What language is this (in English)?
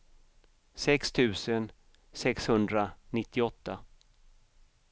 Swedish